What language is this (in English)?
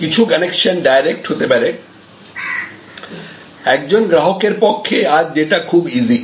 Bangla